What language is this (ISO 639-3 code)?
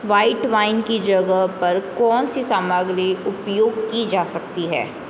hin